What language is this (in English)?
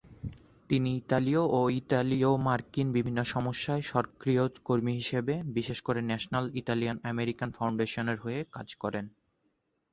Bangla